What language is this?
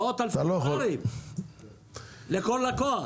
Hebrew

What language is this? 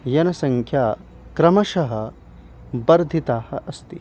Sanskrit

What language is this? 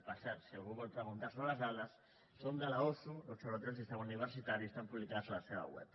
Catalan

